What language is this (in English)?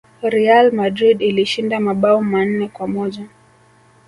Swahili